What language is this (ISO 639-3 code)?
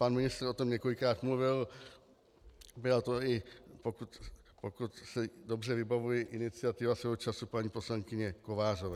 ces